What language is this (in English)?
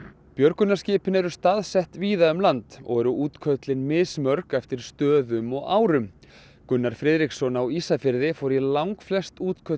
Icelandic